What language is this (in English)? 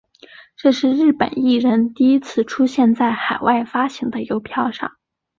Chinese